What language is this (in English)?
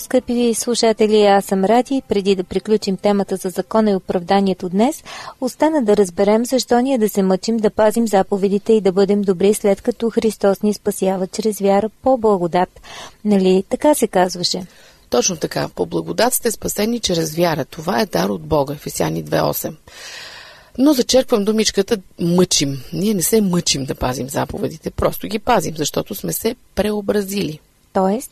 Bulgarian